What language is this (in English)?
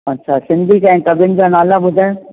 Sindhi